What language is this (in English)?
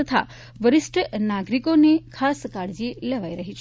Gujarati